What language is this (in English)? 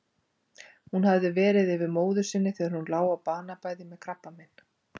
Icelandic